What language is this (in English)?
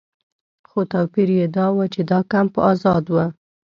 Pashto